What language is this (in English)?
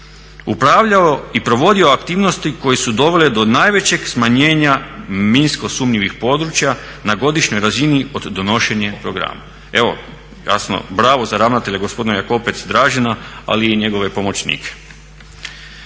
Croatian